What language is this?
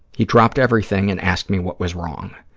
English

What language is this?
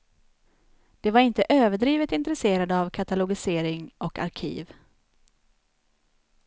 Swedish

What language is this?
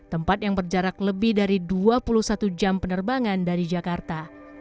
Indonesian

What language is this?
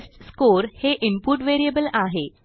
Marathi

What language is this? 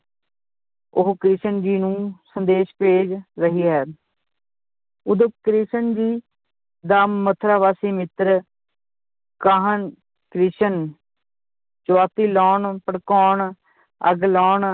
Punjabi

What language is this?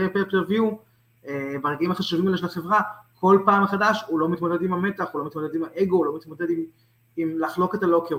Hebrew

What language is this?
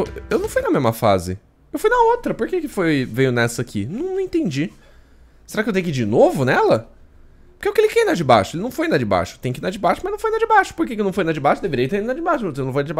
Portuguese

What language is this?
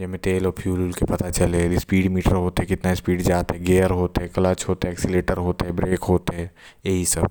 Korwa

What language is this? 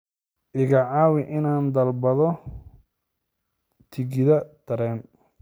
Somali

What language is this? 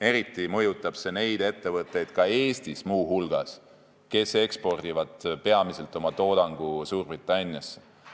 Estonian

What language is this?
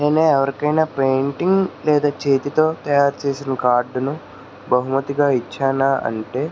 Telugu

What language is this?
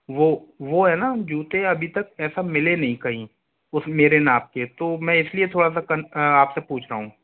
Hindi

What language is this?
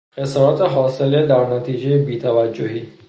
Persian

